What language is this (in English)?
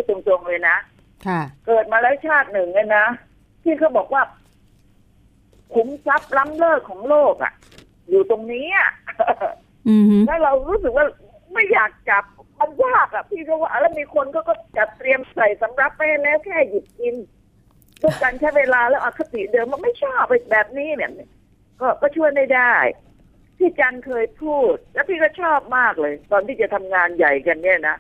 Thai